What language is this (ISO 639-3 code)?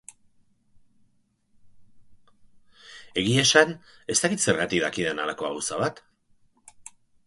eus